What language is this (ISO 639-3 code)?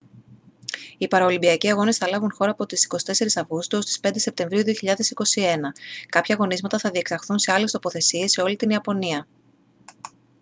ell